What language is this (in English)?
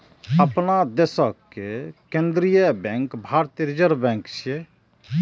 Maithili